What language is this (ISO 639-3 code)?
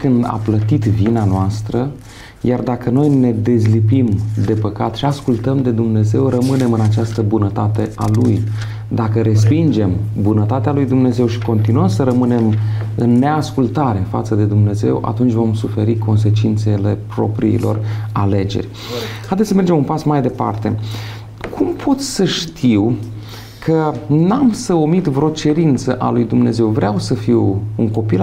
ron